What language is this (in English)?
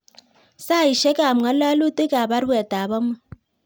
Kalenjin